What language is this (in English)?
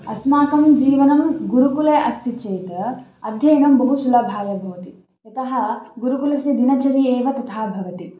Sanskrit